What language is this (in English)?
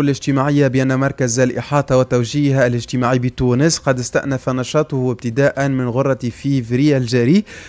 Arabic